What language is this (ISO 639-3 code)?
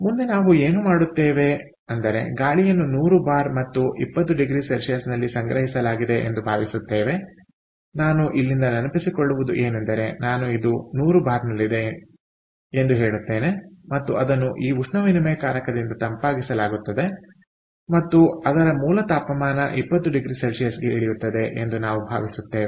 kan